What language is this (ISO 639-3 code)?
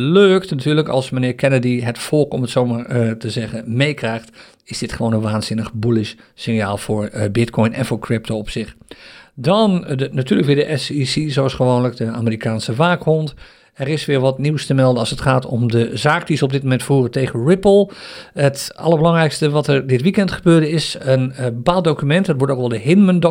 nld